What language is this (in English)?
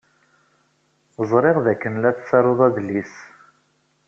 Kabyle